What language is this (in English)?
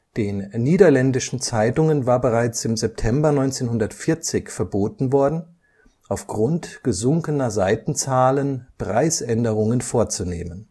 German